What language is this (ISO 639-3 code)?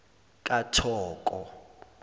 zul